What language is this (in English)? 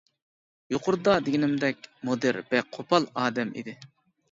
Uyghur